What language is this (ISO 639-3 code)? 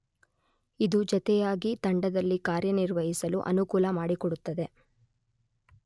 kan